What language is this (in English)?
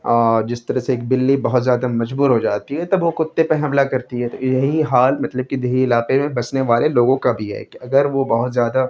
Urdu